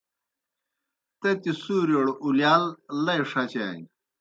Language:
Kohistani Shina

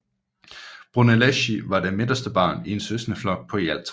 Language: Danish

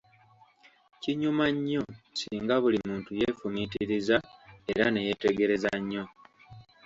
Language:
Ganda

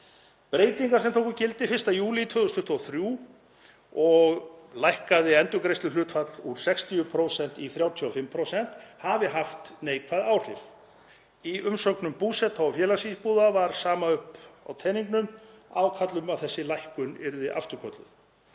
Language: Icelandic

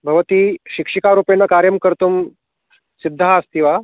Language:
Sanskrit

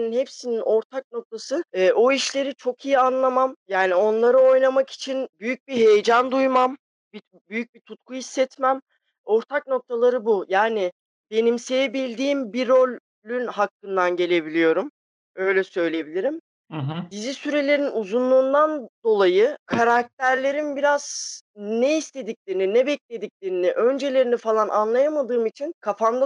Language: Turkish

